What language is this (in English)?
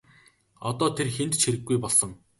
Mongolian